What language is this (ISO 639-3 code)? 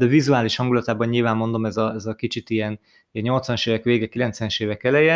hun